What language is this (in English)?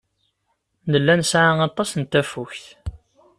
Kabyle